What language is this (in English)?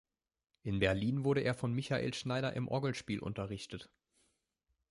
German